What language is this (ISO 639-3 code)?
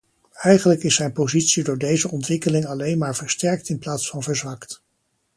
nld